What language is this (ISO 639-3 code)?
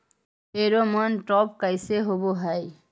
mag